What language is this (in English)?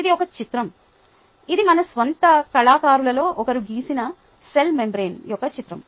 Telugu